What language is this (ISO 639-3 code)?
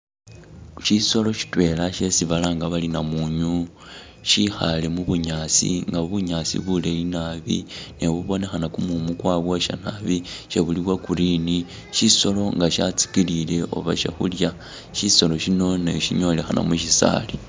myx